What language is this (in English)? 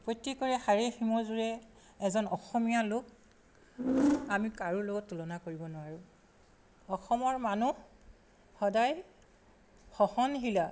Assamese